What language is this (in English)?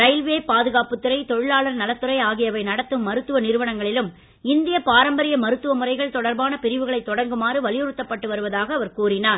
Tamil